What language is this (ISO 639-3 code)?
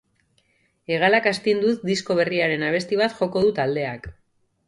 eus